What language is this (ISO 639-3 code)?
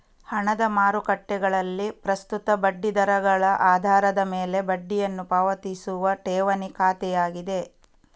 kan